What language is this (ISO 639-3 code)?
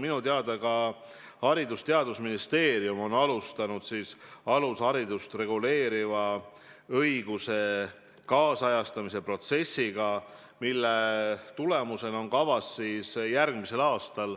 est